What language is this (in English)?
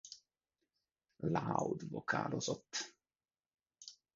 Hungarian